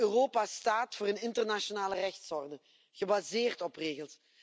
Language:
Dutch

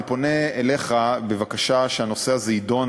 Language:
Hebrew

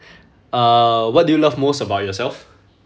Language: English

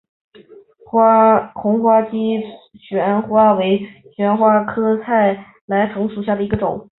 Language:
Chinese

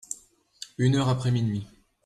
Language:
French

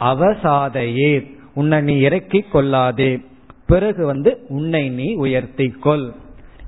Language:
Tamil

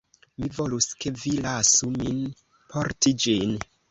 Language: Esperanto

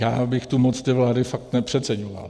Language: Czech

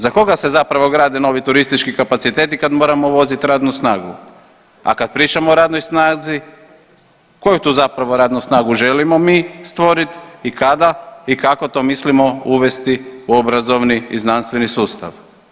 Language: Croatian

